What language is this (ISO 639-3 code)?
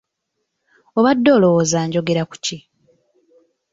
lug